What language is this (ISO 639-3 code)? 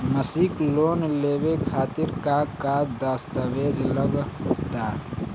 bho